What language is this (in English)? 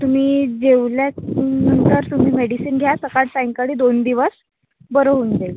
Marathi